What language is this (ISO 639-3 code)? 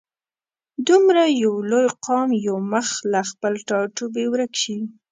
pus